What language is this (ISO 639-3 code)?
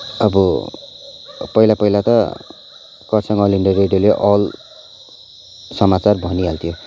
nep